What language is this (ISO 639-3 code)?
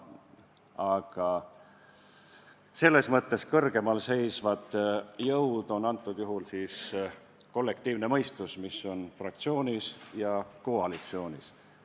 est